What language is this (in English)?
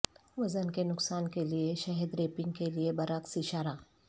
Urdu